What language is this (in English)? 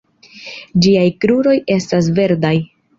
Esperanto